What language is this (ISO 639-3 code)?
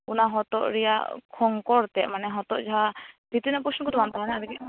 sat